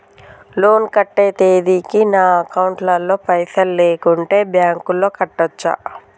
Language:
Telugu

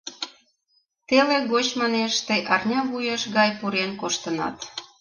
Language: Mari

